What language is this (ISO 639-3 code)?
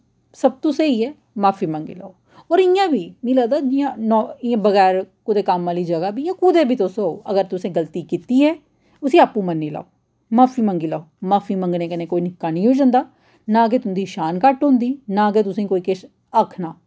doi